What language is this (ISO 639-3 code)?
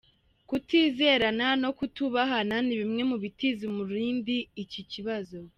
kin